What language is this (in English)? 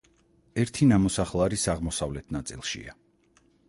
Georgian